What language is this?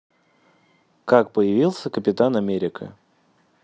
Russian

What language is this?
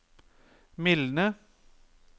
Norwegian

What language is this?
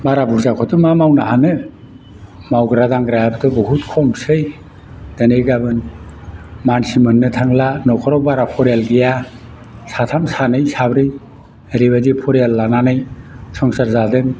Bodo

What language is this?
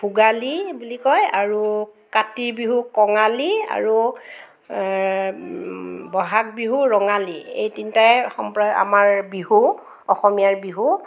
Assamese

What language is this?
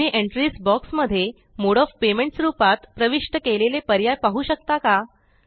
Marathi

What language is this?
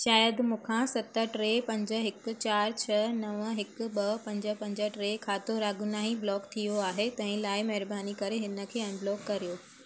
Sindhi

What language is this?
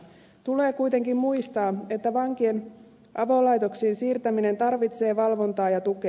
Finnish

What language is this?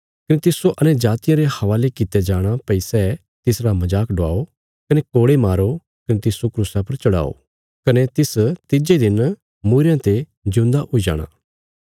Bilaspuri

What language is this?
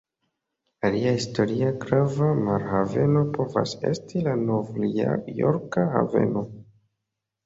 Esperanto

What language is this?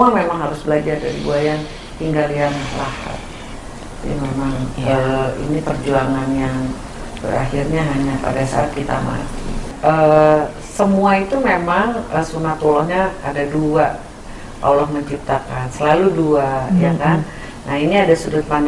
Indonesian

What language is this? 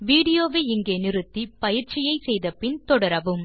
Tamil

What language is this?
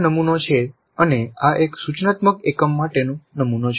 Gujarati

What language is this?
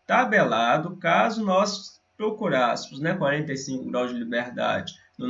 Portuguese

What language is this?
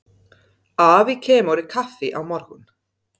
Icelandic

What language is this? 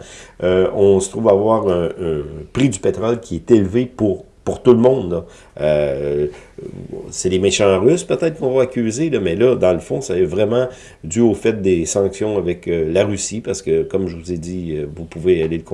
French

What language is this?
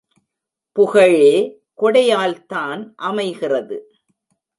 Tamil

